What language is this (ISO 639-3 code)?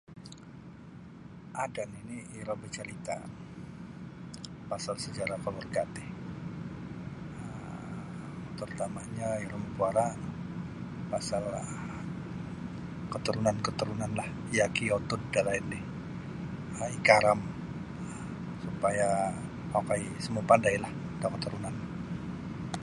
bsy